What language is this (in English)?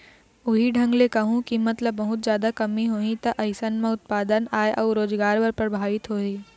Chhattisgarhi